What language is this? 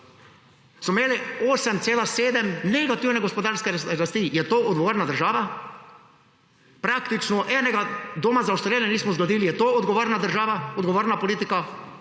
Slovenian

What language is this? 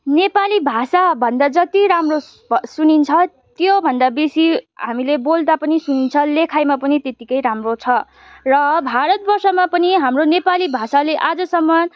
Nepali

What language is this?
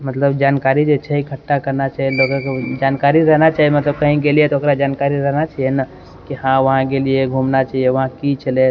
Maithili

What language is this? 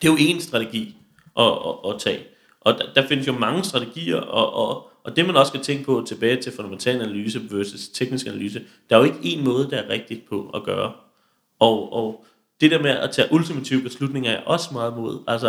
Danish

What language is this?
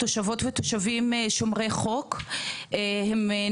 Hebrew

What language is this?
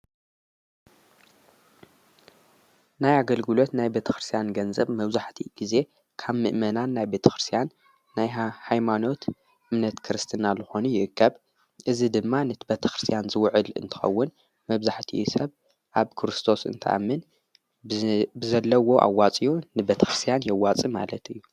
Tigrinya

